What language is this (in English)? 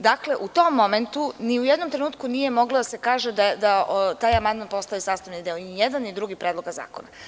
Serbian